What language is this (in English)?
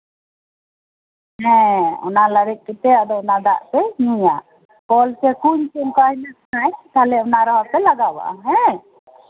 Santali